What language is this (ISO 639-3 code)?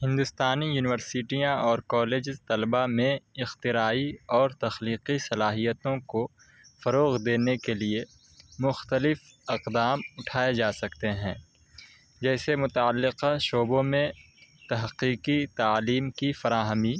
urd